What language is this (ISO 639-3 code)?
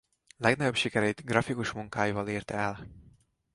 hun